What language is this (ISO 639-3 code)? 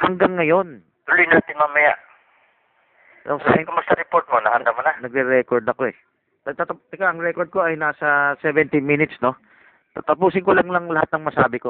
fil